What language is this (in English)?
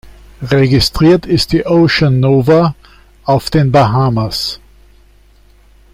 German